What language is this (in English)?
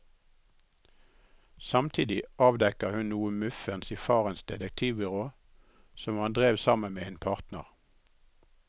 Norwegian